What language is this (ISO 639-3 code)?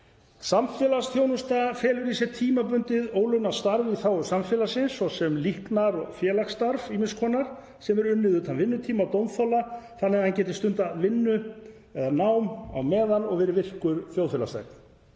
isl